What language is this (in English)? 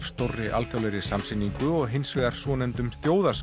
Icelandic